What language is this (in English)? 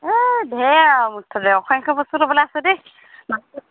Assamese